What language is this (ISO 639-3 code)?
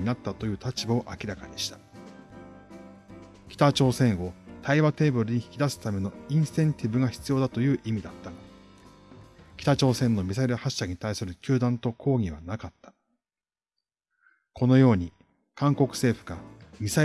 jpn